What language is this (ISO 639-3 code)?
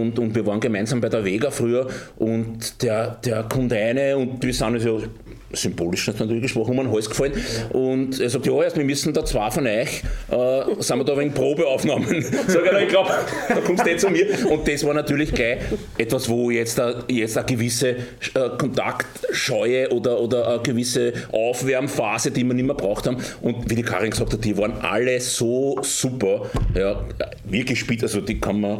deu